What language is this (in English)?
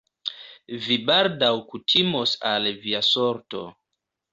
Esperanto